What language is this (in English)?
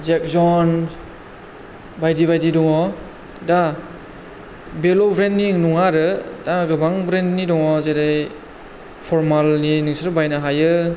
Bodo